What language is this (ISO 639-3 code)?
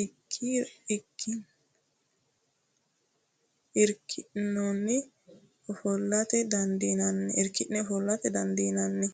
sid